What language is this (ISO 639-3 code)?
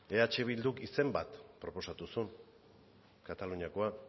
eus